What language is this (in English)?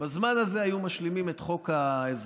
Hebrew